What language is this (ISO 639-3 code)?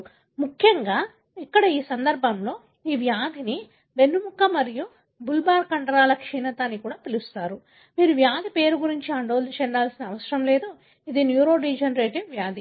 tel